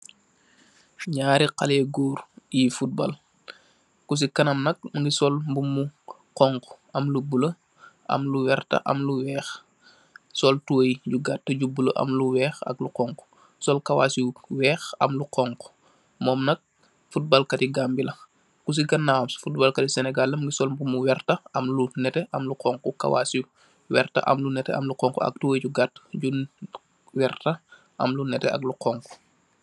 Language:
Wolof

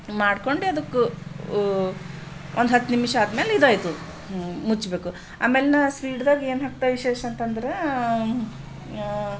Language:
Kannada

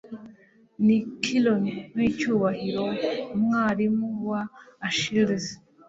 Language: Kinyarwanda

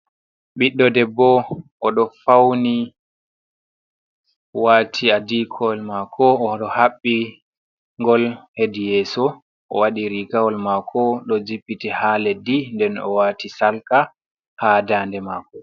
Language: Fula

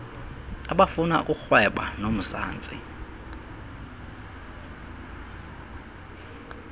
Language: Xhosa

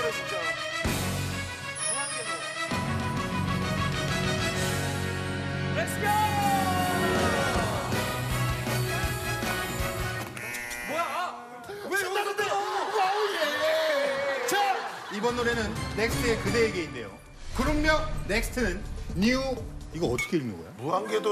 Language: Korean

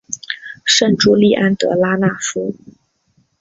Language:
Chinese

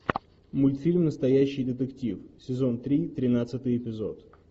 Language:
Russian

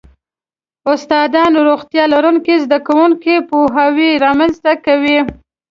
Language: Pashto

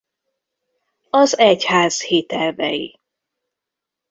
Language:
Hungarian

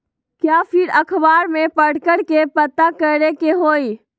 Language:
Magahi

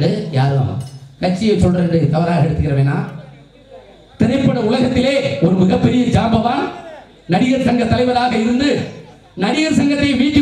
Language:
Tamil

